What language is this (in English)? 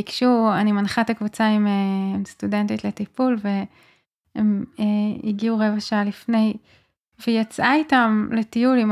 Hebrew